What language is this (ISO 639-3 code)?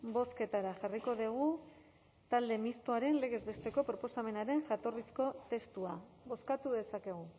eus